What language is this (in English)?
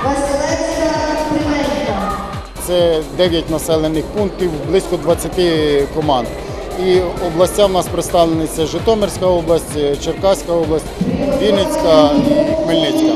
Russian